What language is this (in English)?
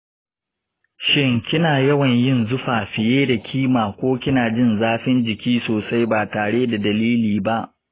Hausa